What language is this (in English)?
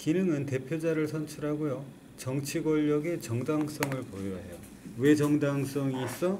Korean